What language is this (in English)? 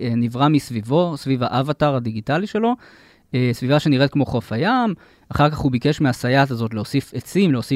Hebrew